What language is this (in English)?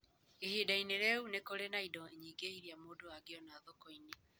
Kikuyu